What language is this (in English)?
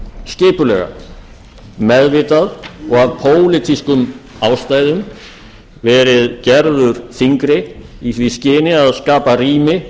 Icelandic